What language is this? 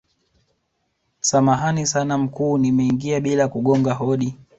Swahili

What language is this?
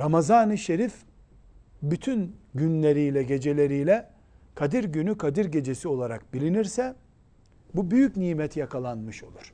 Turkish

